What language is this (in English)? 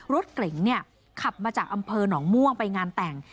Thai